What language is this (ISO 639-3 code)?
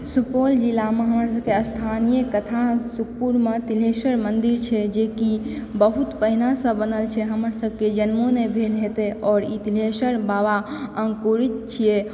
mai